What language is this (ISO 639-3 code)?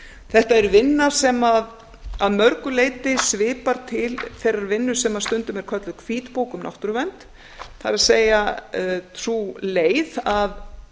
isl